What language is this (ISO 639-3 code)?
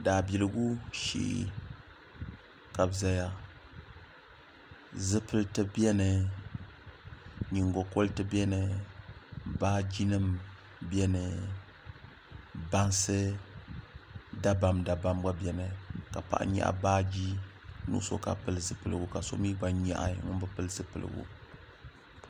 dag